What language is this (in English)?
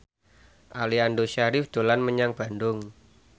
Javanese